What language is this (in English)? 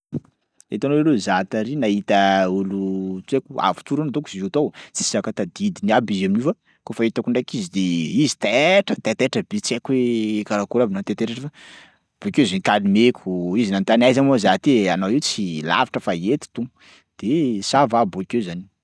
Sakalava Malagasy